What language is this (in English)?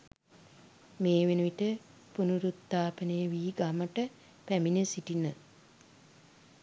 Sinhala